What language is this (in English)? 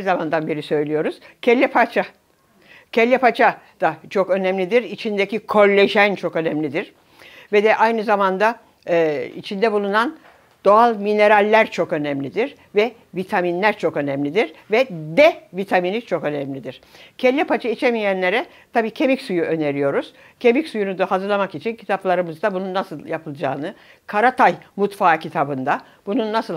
Turkish